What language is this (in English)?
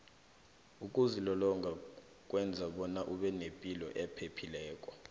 South Ndebele